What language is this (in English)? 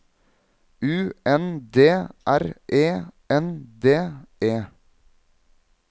Norwegian